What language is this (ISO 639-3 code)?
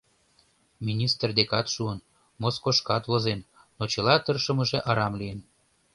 chm